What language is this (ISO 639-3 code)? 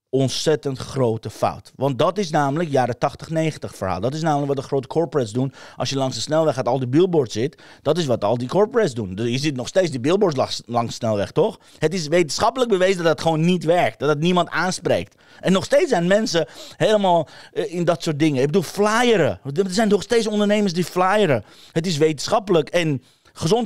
nld